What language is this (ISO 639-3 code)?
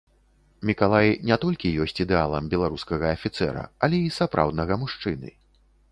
bel